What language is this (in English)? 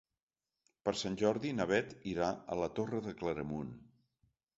Catalan